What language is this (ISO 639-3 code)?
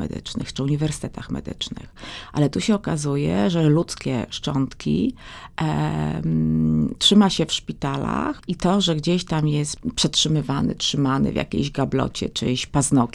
pol